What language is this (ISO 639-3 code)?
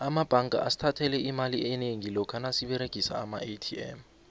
nbl